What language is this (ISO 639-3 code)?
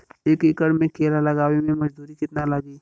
bho